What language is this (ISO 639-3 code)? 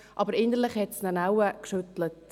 gsw